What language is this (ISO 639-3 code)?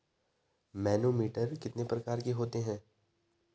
hin